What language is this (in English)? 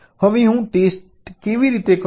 Gujarati